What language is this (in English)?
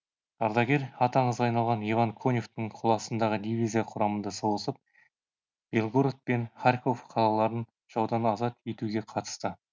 Kazakh